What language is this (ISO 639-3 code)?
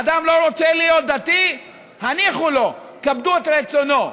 heb